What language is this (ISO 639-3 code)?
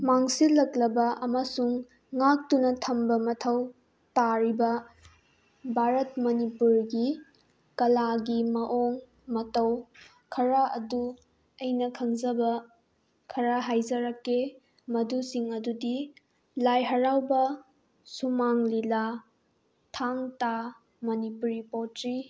mni